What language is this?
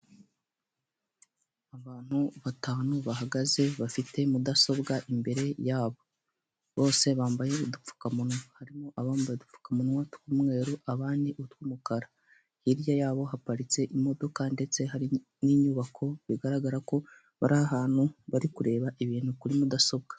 Kinyarwanda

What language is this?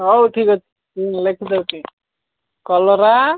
Odia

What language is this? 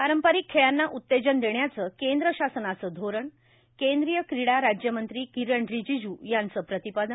Marathi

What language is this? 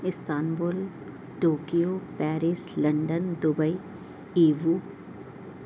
Urdu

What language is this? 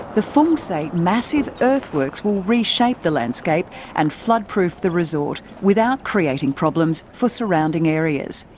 English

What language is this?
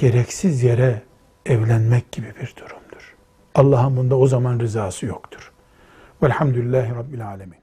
Turkish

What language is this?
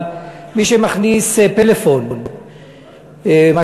Hebrew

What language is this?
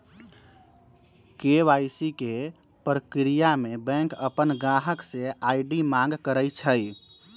Magahi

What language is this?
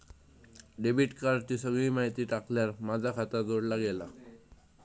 Marathi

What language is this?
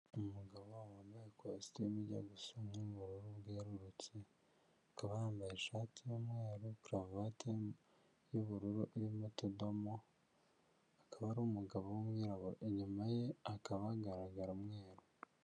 Kinyarwanda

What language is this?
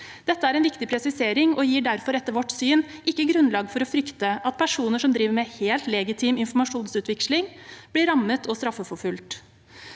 Norwegian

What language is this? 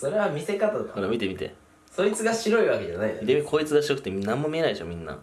Japanese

